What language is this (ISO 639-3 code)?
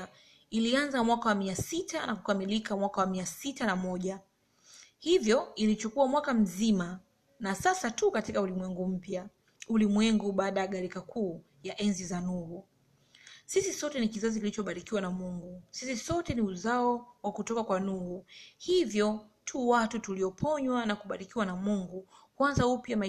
swa